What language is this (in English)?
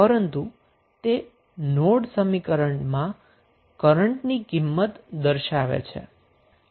Gujarati